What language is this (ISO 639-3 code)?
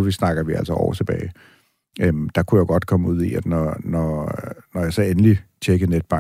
dan